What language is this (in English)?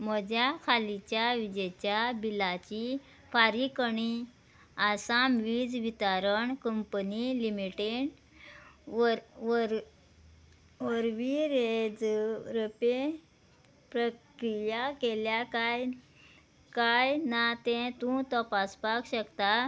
Konkani